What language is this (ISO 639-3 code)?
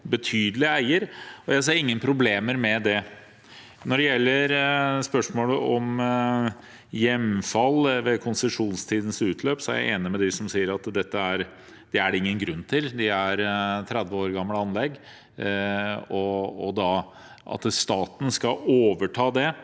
nor